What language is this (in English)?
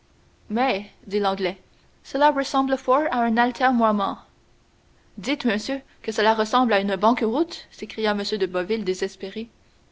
French